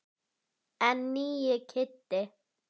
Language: Icelandic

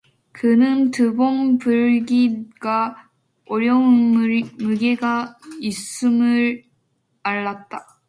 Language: Korean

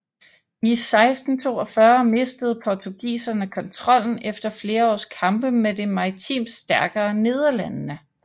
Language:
Danish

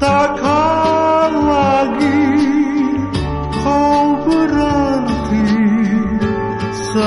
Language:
Romanian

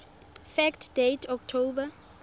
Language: Tswana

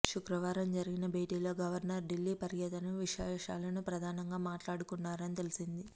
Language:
Telugu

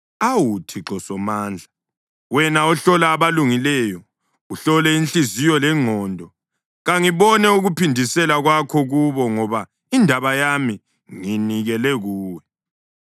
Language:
North Ndebele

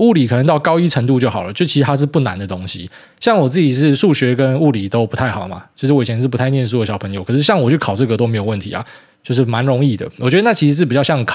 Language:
Chinese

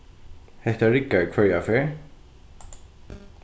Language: Faroese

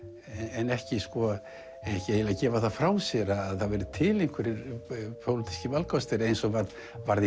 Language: Icelandic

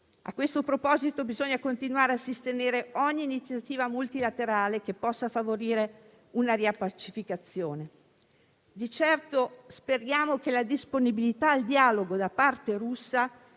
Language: Italian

